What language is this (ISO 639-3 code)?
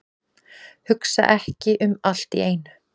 isl